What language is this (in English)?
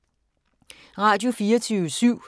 Danish